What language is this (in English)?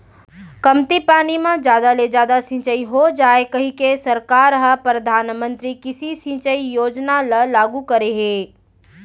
Chhattisgarhi